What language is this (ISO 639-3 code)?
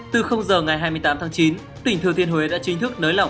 vie